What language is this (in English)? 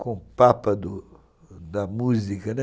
Portuguese